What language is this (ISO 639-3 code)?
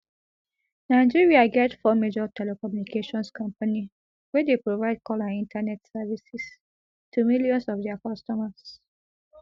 pcm